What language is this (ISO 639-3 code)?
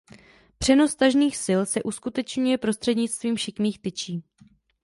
ces